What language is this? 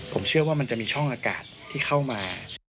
Thai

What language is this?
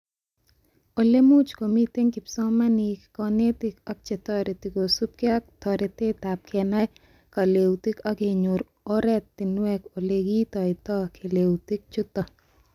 Kalenjin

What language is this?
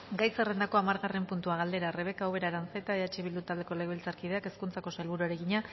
Basque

